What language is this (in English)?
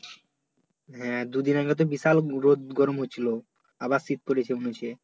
Bangla